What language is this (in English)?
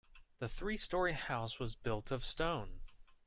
English